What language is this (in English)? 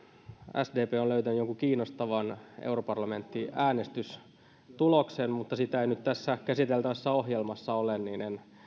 Finnish